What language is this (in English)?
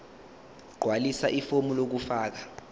Zulu